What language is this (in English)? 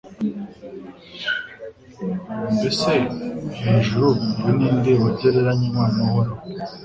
Kinyarwanda